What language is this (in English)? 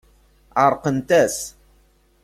Kabyle